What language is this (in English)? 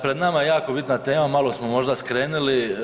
Croatian